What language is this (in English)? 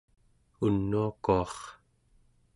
Central Yupik